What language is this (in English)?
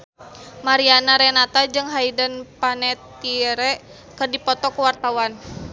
Sundanese